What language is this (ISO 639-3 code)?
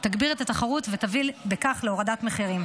heb